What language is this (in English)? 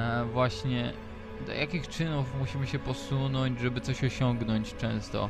Polish